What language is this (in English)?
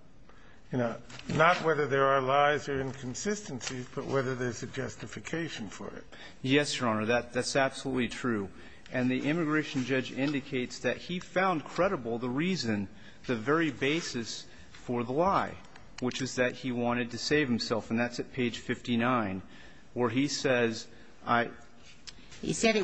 English